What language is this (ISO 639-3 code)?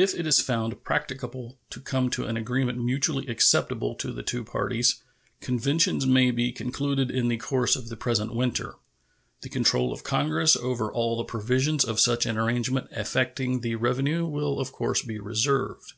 eng